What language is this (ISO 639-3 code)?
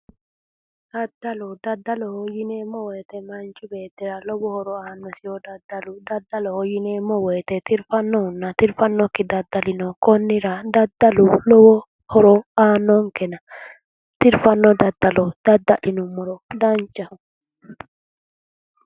sid